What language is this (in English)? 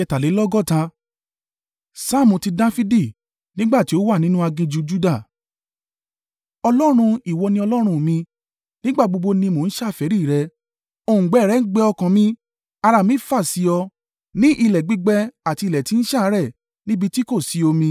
Yoruba